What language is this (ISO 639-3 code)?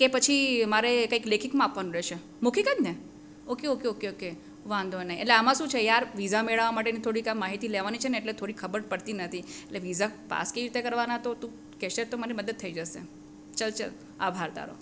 guj